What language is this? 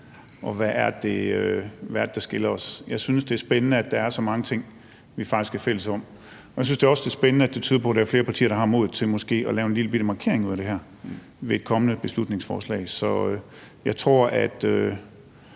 Danish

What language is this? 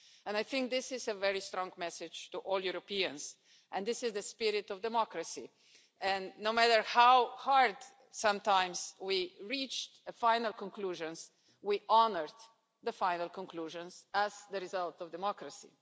English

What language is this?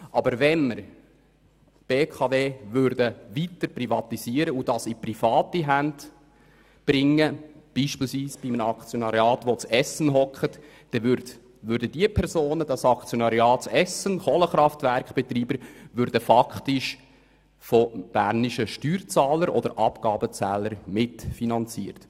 Swiss German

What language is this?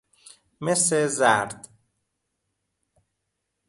Persian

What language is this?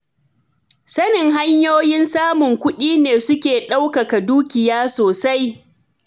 Hausa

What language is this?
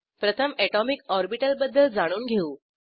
Marathi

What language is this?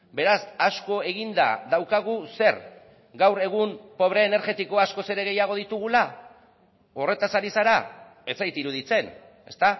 Basque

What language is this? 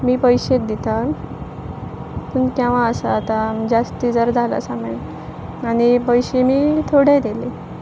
Konkani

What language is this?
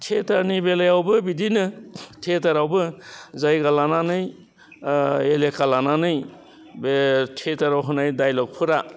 Bodo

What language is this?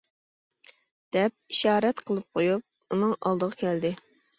Uyghur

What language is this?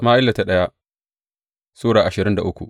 Hausa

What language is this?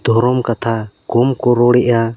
Santali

